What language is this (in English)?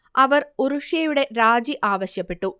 Malayalam